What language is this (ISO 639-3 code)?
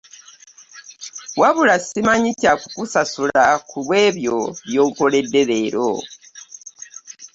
lug